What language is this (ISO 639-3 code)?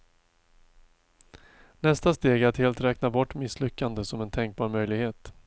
swe